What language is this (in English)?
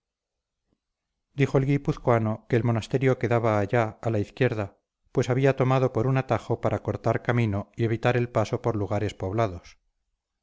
Spanish